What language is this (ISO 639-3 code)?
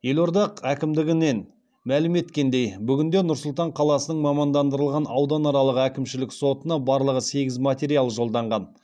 kaz